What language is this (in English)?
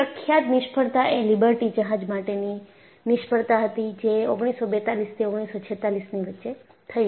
Gujarati